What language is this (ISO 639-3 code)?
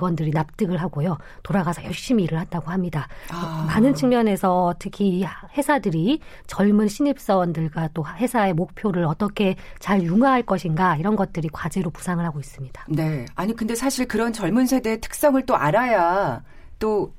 kor